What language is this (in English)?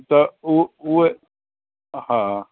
Sindhi